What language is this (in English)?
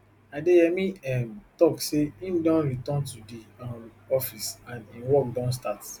Nigerian Pidgin